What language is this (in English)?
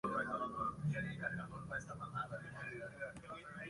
Spanish